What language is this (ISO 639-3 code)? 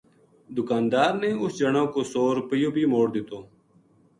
gju